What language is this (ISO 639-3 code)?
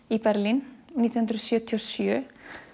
isl